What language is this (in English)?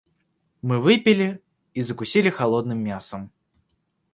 Russian